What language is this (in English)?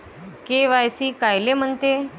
Marathi